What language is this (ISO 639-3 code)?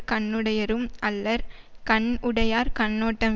tam